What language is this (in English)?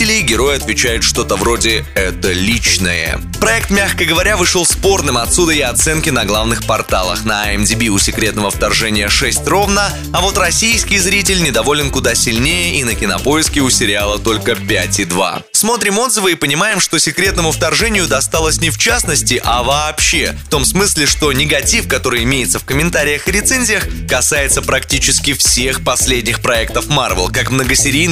Russian